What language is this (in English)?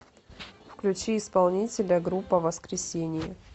Russian